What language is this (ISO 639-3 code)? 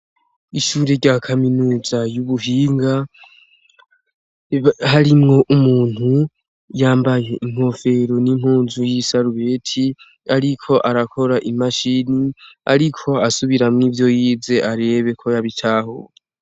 run